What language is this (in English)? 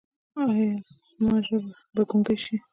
Pashto